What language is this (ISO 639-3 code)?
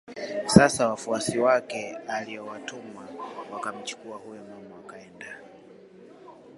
swa